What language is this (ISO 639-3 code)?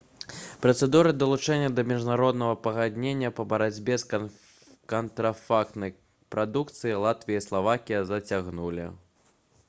bel